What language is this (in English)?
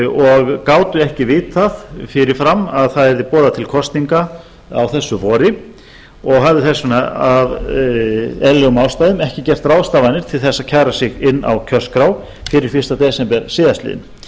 Icelandic